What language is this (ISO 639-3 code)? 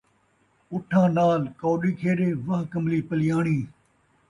skr